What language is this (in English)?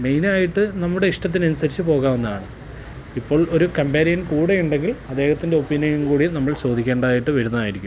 Malayalam